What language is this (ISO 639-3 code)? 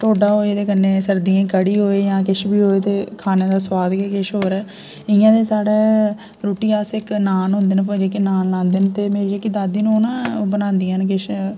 doi